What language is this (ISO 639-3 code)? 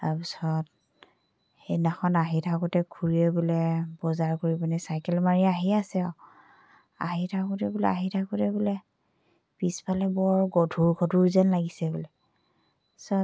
asm